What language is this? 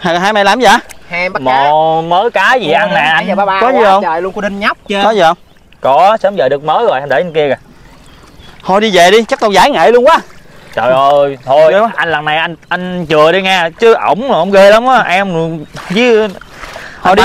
Vietnamese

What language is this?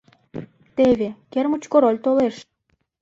Mari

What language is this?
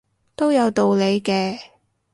Cantonese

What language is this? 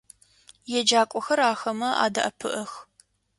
Adyghe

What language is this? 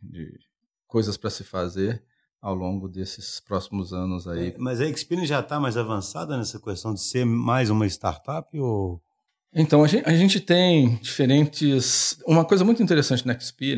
Portuguese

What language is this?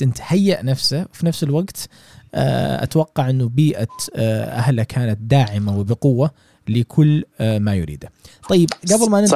Arabic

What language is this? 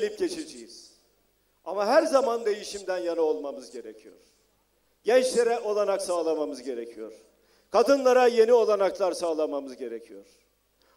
Turkish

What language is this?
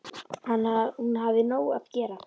Icelandic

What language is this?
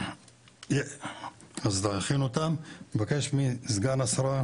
Hebrew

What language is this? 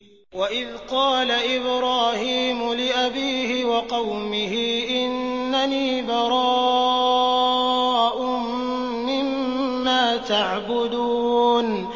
Arabic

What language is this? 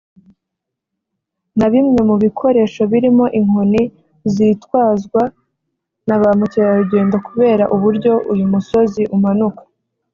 Kinyarwanda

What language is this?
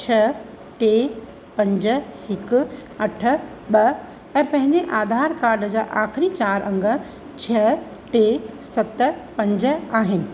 Sindhi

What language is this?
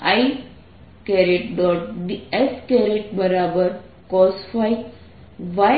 Gujarati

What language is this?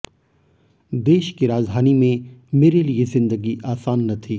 Hindi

